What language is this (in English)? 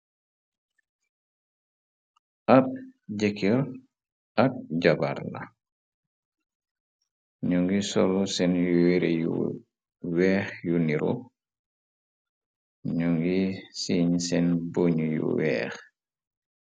Wolof